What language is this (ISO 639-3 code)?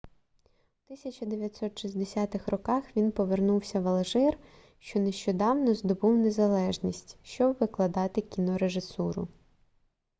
ukr